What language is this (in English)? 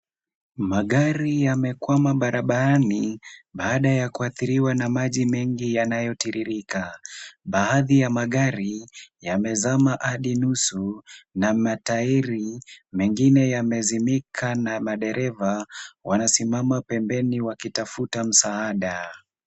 Swahili